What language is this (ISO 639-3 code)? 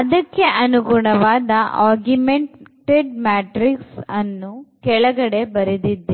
kan